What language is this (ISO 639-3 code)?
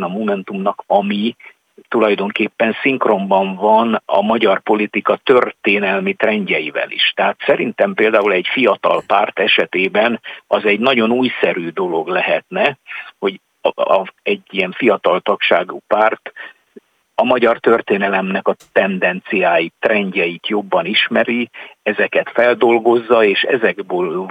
hun